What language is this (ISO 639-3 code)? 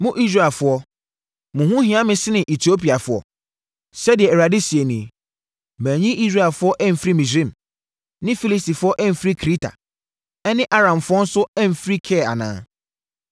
aka